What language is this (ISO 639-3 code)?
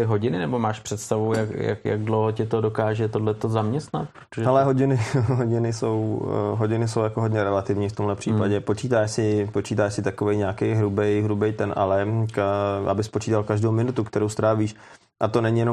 ces